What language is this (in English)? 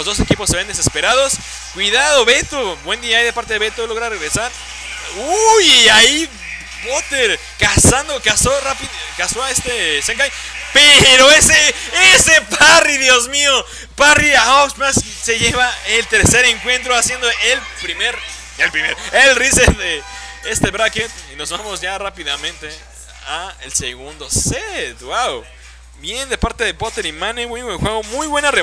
Spanish